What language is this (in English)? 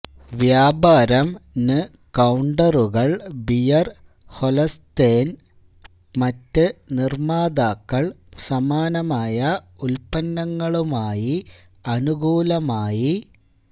Malayalam